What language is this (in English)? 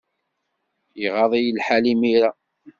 Kabyle